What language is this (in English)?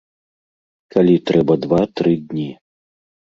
Belarusian